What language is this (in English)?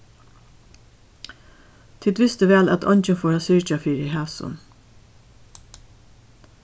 Faroese